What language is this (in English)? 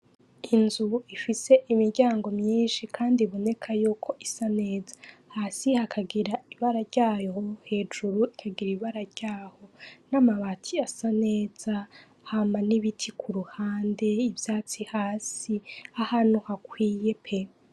Rundi